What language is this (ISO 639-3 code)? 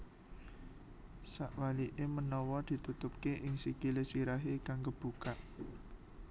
jav